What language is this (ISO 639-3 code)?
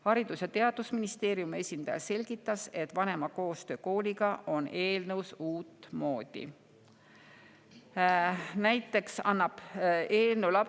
est